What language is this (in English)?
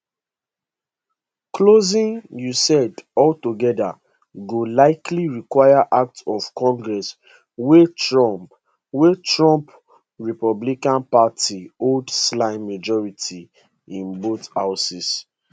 Nigerian Pidgin